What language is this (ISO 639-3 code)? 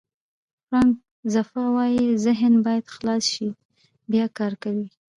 pus